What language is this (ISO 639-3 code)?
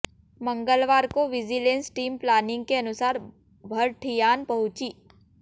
hin